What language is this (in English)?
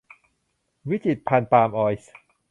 Thai